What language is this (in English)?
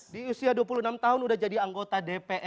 Indonesian